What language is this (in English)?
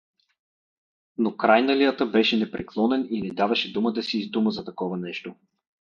Bulgarian